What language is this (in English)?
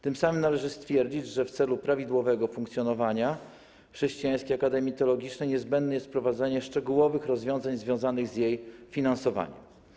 Polish